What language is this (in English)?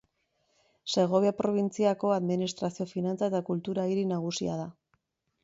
Basque